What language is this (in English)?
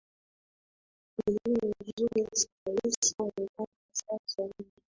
Swahili